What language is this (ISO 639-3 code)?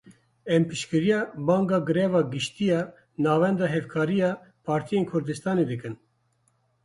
kur